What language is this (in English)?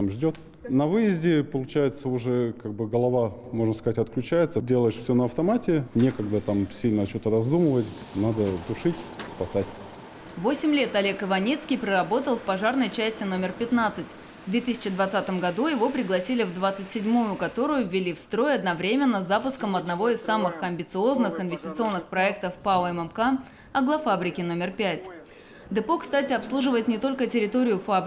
Russian